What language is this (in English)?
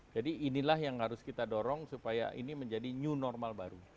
Indonesian